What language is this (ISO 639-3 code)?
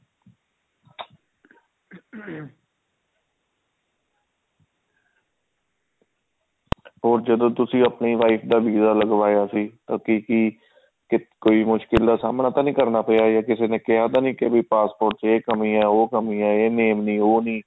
pan